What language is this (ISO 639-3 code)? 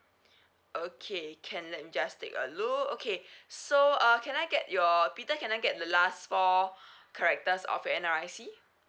eng